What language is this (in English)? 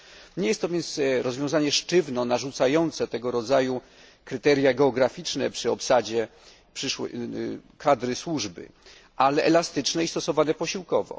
Polish